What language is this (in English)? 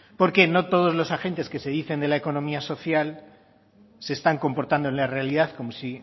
Spanish